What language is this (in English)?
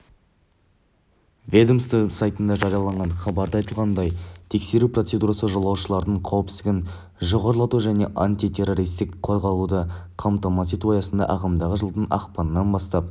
Kazakh